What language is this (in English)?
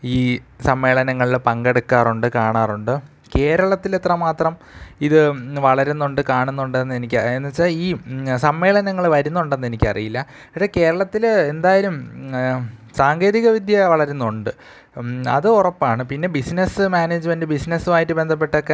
Malayalam